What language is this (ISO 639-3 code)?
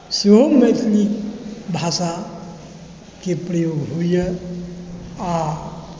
mai